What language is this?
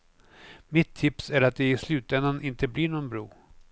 Swedish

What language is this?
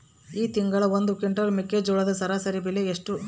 Kannada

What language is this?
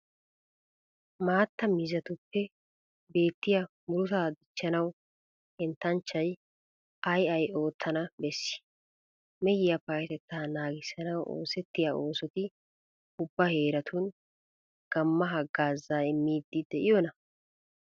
Wolaytta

